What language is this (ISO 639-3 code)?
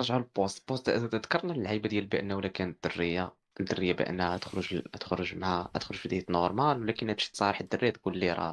ara